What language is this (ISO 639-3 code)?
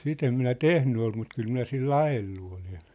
fin